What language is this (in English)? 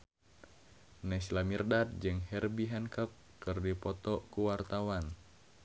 Sundanese